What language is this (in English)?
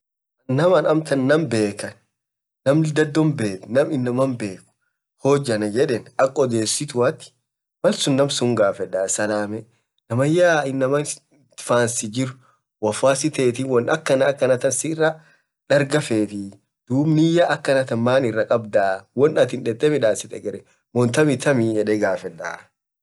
Orma